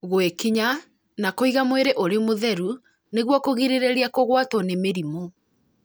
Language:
Kikuyu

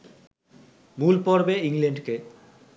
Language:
Bangla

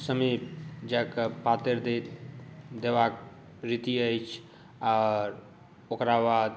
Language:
Maithili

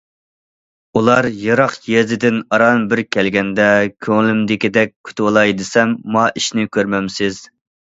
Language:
Uyghur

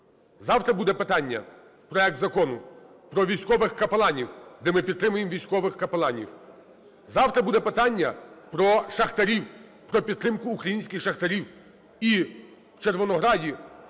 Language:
Ukrainian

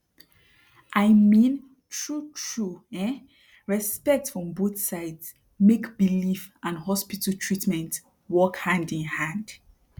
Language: Nigerian Pidgin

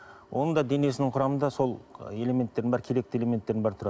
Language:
Kazakh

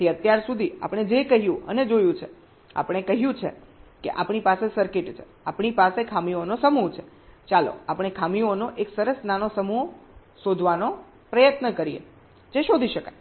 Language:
Gujarati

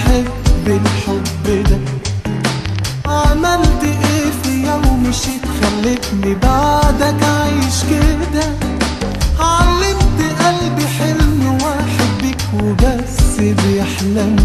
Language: Arabic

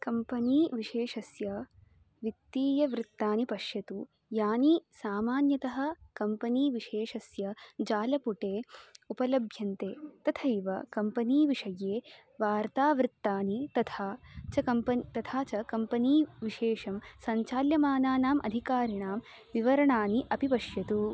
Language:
Sanskrit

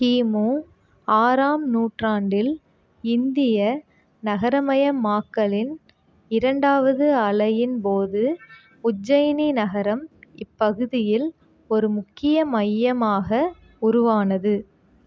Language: Tamil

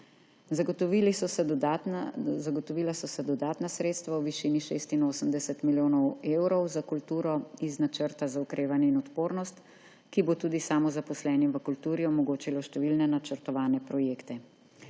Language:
Slovenian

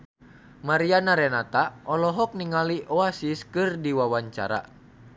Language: Sundanese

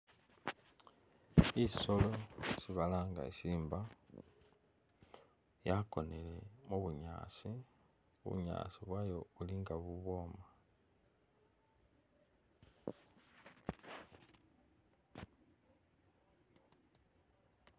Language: Masaaba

